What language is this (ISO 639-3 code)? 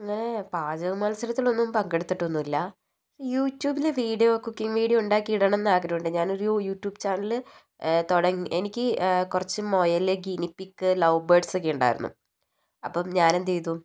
mal